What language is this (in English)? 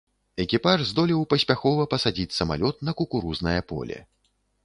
Belarusian